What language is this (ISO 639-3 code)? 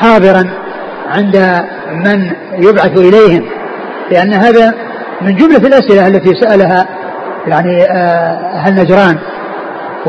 ara